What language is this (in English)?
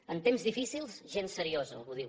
Catalan